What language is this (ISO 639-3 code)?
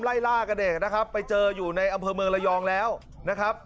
tha